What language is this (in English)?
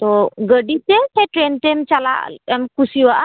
Santali